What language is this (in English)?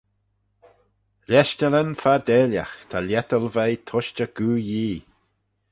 Manx